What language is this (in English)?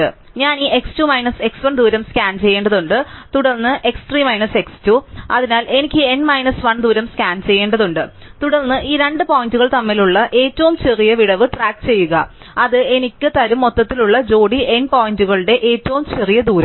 Malayalam